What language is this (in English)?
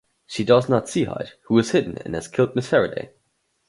English